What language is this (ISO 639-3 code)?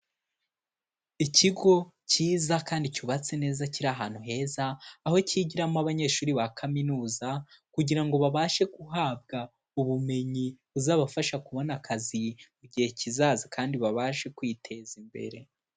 kin